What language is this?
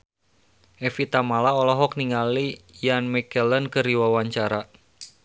Sundanese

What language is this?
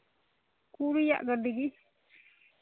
Santali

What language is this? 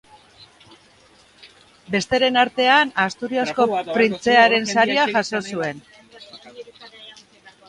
Basque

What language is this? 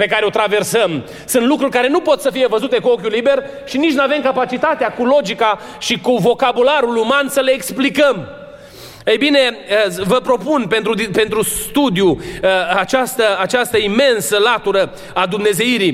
Romanian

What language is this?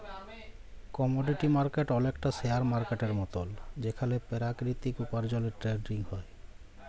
Bangla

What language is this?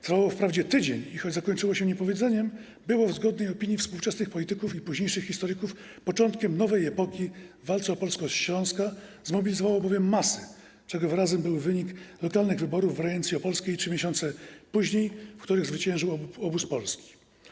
Polish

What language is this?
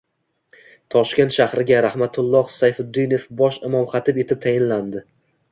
Uzbek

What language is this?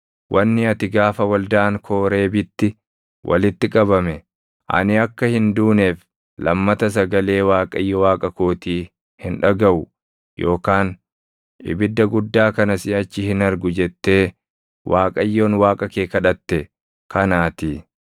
Oromo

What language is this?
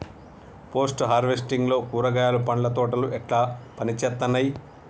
Telugu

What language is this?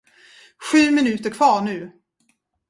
Swedish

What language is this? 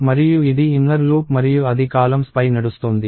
Telugu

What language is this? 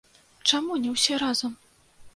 Belarusian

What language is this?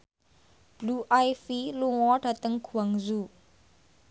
Javanese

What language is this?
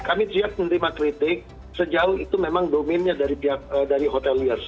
Indonesian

